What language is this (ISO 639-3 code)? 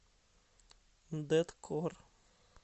rus